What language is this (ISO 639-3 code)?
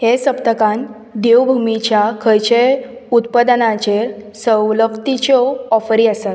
kok